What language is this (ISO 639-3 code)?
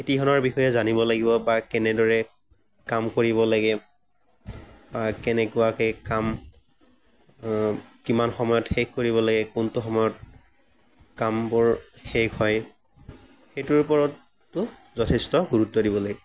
asm